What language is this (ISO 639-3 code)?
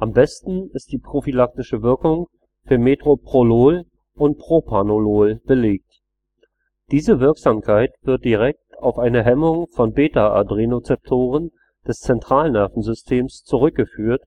deu